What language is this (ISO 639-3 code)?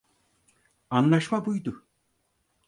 tur